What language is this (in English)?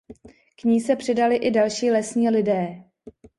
Czech